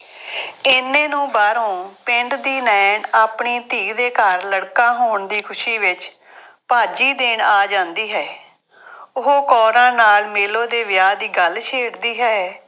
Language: Punjabi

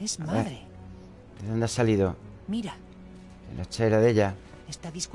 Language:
Spanish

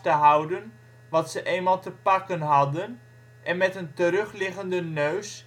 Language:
Dutch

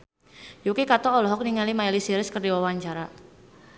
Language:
Sundanese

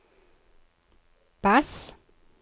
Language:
Norwegian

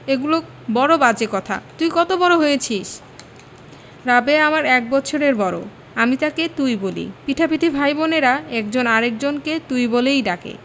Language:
Bangla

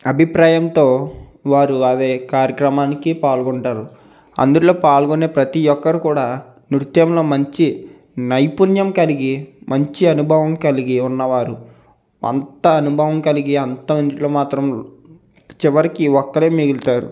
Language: Telugu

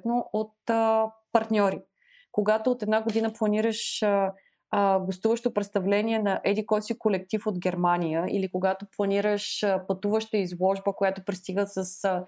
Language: Bulgarian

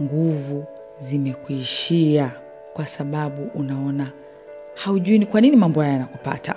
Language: Swahili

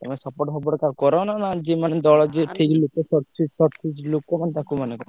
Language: Odia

